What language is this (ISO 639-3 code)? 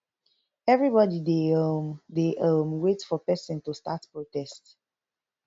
pcm